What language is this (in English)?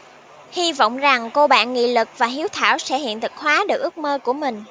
Vietnamese